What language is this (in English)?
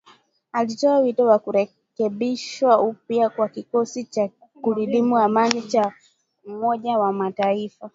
Swahili